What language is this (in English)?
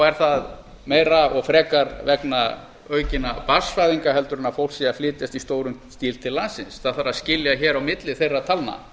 Icelandic